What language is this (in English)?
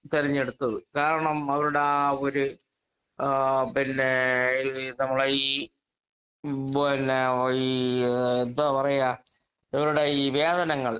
Malayalam